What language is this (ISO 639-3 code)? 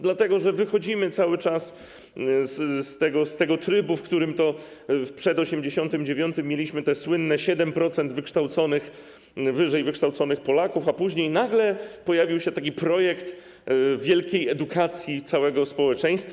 pol